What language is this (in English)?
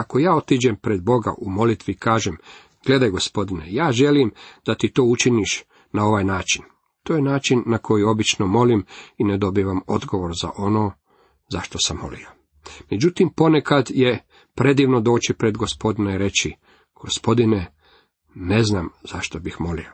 Croatian